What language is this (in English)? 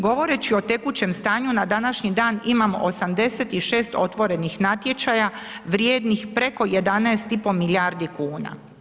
Croatian